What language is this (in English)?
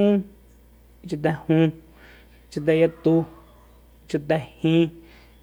Soyaltepec Mazatec